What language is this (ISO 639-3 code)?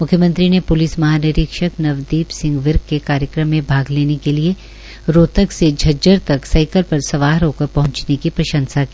hin